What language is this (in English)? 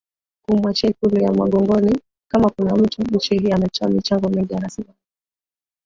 Swahili